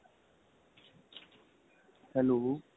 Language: Punjabi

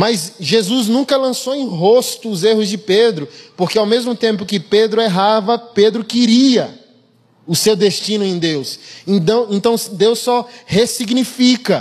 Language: Portuguese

